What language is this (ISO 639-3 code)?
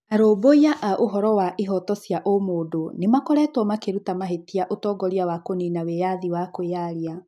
kik